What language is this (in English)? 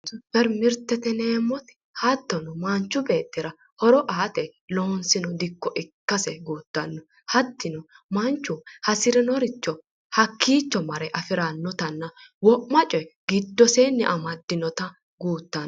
Sidamo